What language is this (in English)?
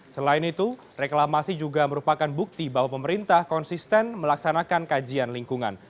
Indonesian